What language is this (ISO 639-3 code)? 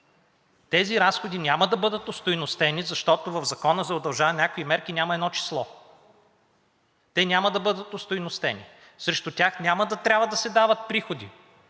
bul